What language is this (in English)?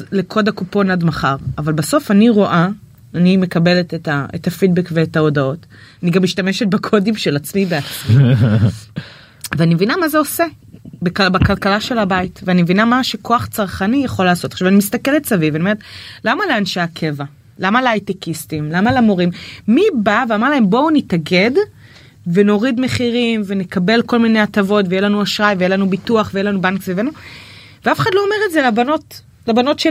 Hebrew